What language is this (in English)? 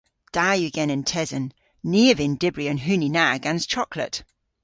Cornish